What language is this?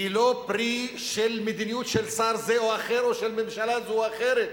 Hebrew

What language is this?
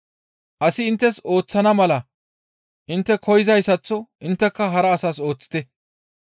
Gamo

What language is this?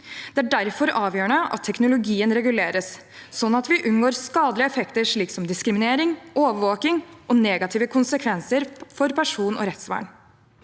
Norwegian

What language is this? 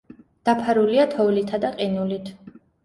Georgian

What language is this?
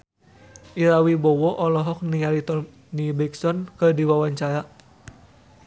Sundanese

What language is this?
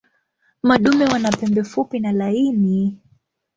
Swahili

